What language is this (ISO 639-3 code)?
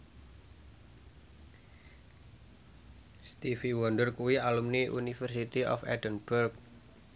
jav